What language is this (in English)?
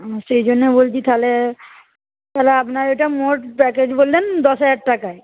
Bangla